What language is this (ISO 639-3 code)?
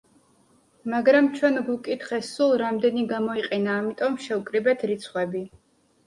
kat